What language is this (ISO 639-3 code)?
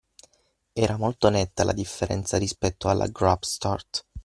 ita